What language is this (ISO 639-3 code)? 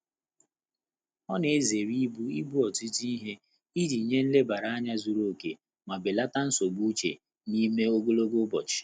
ibo